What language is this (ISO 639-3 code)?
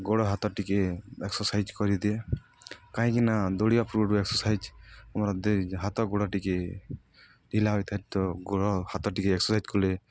ori